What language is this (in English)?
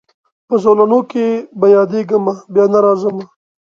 Pashto